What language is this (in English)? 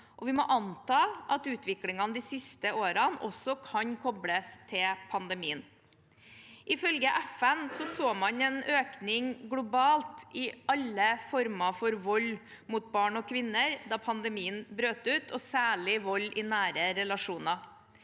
Norwegian